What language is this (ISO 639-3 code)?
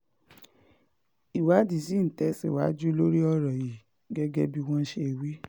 yor